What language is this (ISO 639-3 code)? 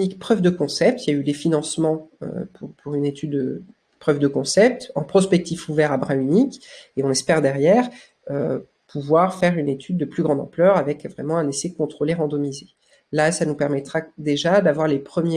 fra